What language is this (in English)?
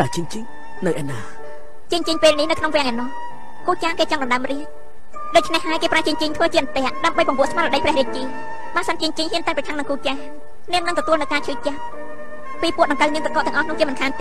Thai